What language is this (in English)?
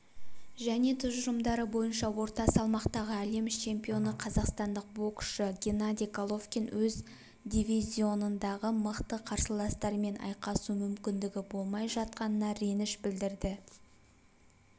Kazakh